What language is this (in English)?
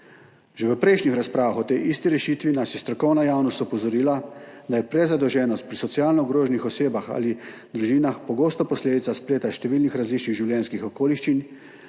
Slovenian